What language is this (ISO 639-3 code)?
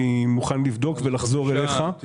heb